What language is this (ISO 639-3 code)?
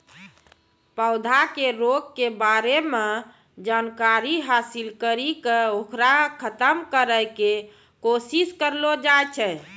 mai